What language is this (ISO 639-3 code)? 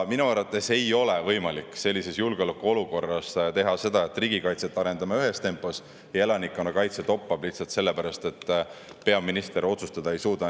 est